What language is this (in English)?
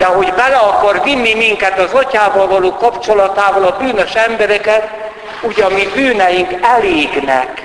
Hungarian